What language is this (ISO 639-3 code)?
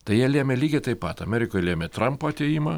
lit